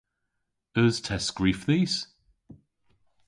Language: Cornish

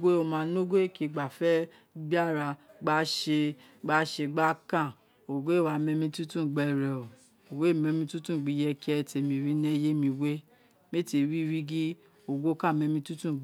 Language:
Isekiri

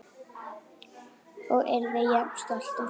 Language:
Icelandic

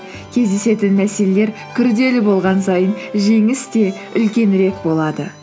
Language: Kazakh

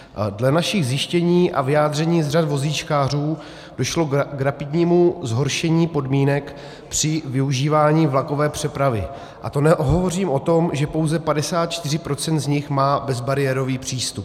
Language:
Czech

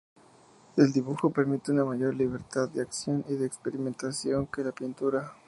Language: Spanish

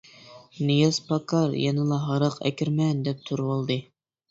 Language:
Uyghur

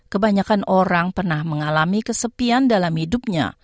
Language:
Indonesian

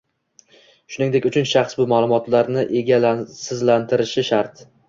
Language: Uzbek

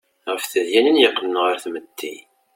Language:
Kabyle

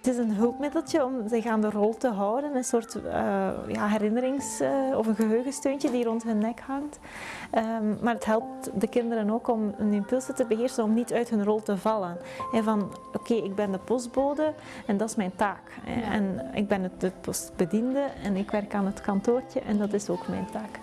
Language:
Dutch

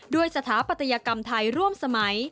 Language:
Thai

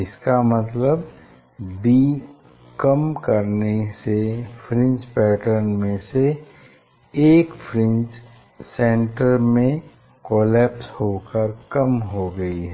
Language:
Hindi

